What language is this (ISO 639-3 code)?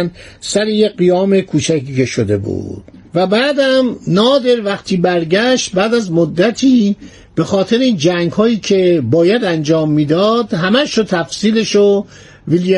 fas